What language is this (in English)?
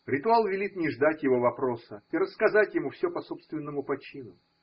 Russian